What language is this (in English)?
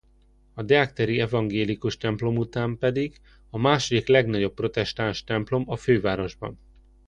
Hungarian